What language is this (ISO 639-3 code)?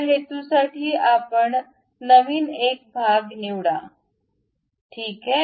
mar